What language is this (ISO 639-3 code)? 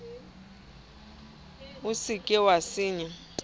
sot